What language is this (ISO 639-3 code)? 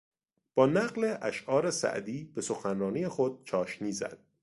fas